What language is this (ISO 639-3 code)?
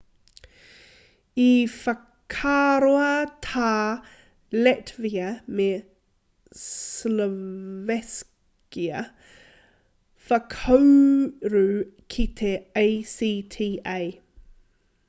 mri